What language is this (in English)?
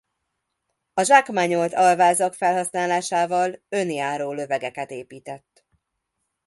Hungarian